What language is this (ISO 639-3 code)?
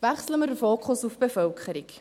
gsw